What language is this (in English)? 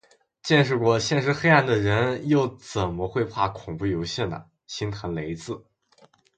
Chinese